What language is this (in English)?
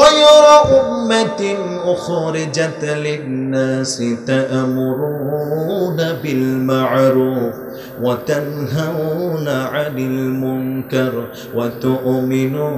Arabic